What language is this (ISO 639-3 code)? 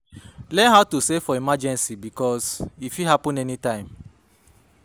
pcm